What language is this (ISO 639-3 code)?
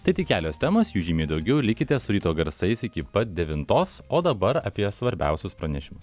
lit